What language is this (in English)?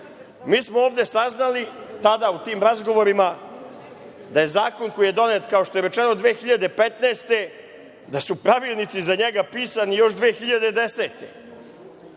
Serbian